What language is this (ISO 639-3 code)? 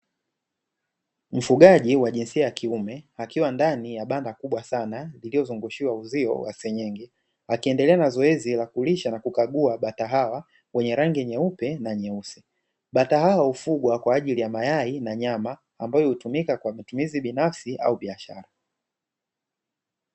swa